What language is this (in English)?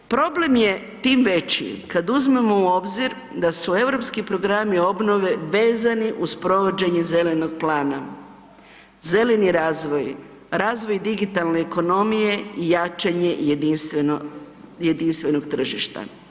Croatian